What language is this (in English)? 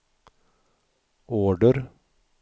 Swedish